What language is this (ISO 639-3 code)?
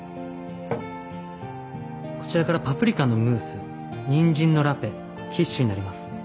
jpn